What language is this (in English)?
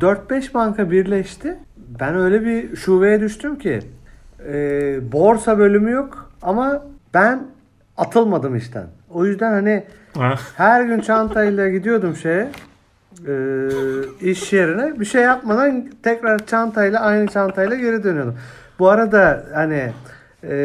Turkish